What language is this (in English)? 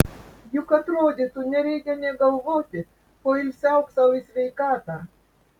Lithuanian